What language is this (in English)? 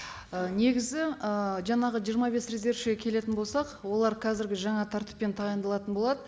Kazakh